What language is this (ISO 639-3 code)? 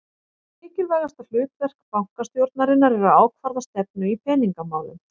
isl